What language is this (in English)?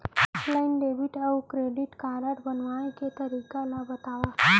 Chhattisgarhi